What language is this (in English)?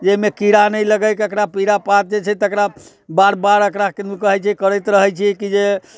Maithili